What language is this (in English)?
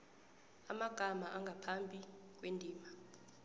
South Ndebele